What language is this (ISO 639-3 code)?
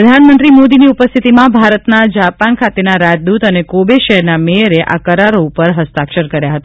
guj